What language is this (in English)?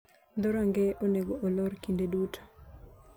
Luo (Kenya and Tanzania)